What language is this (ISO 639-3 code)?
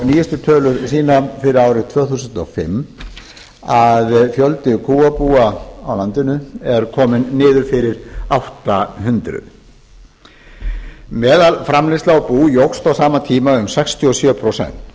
isl